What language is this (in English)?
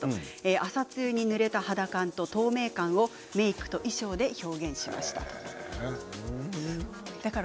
Japanese